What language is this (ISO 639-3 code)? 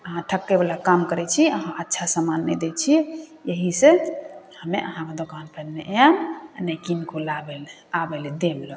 mai